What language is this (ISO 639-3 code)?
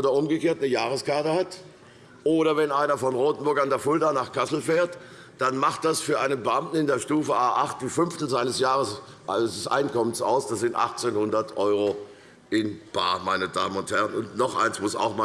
deu